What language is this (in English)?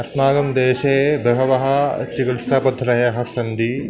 Sanskrit